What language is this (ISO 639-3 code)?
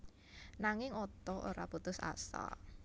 jav